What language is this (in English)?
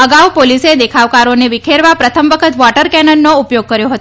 Gujarati